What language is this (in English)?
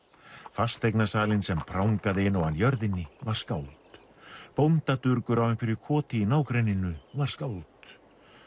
Icelandic